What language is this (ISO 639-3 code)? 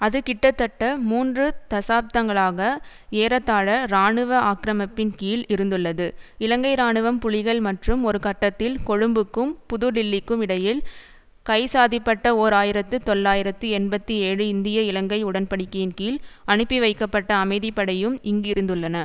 tam